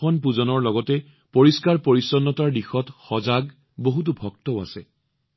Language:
Assamese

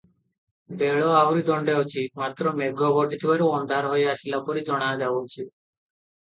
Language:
Odia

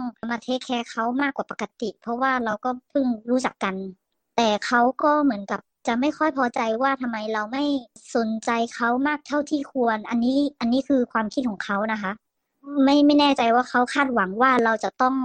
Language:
Thai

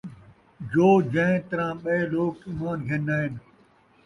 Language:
Saraiki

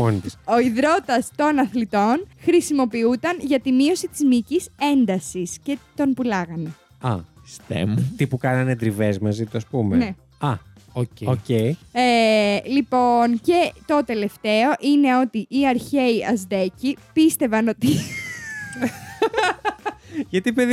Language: Greek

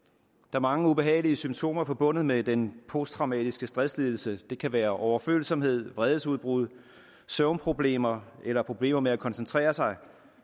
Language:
Danish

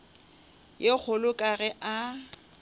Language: Northern Sotho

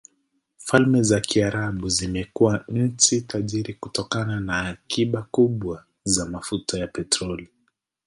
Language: Swahili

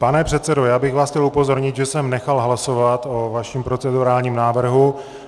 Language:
Czech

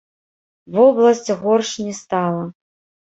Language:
Belarusian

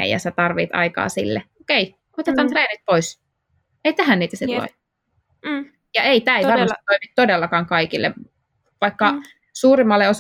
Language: Finnish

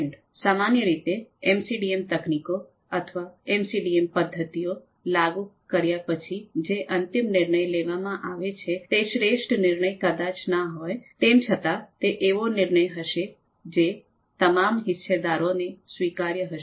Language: Gujarati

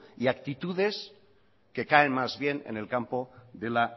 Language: Spanish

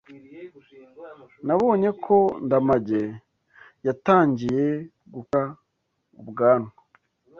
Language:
Kinyarwanda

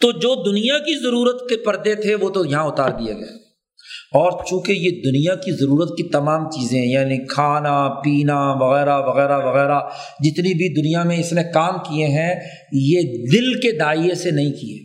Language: Urdu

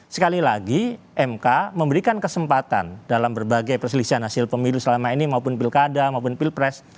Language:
Indonesian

